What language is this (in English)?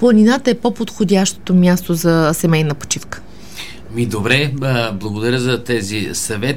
Bulgarian